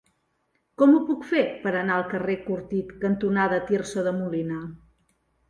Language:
Catalan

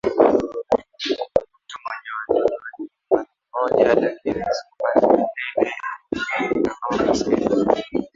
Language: Swahili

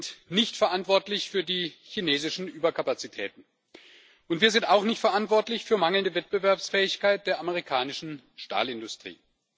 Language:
German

